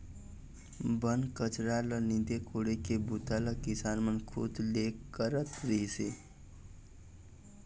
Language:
Chhattisgarhi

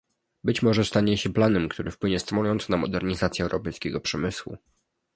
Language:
Polish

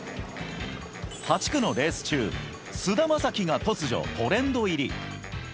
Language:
Japanese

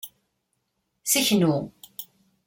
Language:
Kabyle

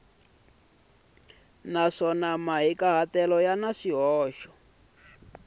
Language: Tsonga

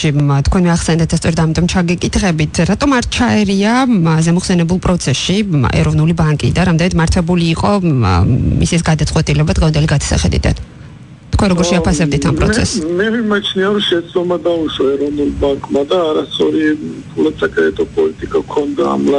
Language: Romanian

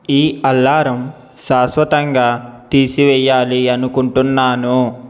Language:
Telugu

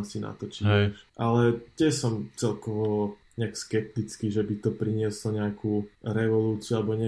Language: Slovak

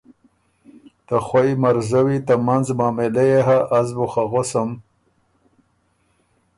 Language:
Ormuri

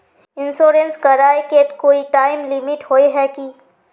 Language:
Magahi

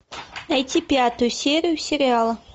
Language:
Russian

